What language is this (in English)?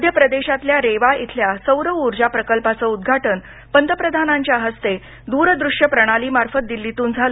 Marathi